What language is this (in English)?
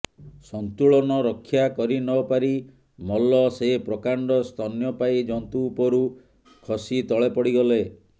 Odia